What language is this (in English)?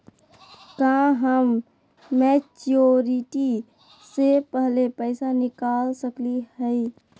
Magahi